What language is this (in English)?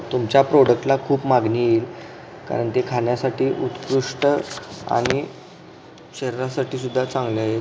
Marathi